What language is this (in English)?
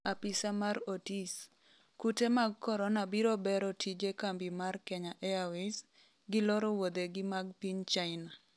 Luo (Kenya and Tanzania)